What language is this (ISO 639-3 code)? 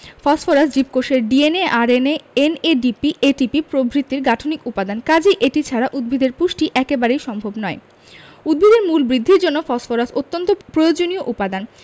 ben